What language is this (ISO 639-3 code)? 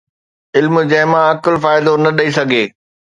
snd